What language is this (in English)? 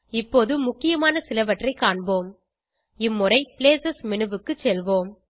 Tamil